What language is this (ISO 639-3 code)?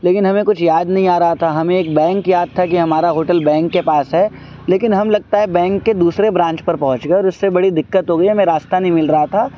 urd